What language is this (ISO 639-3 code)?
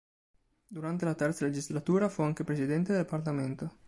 ita